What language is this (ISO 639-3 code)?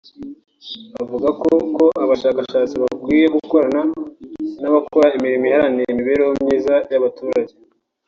kin